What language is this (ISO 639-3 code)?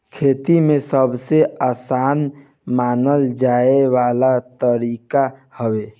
bho